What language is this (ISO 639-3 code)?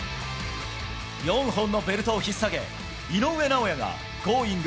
jpn